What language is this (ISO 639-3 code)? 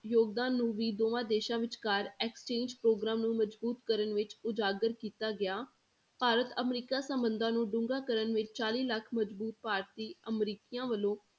pan